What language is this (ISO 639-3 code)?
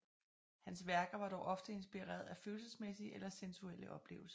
dan